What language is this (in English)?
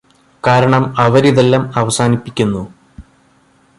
Malayalam